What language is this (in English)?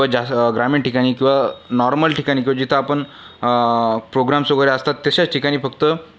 Marathi